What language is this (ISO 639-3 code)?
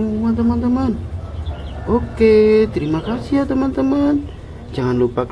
ind